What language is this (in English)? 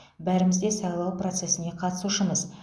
Kazakh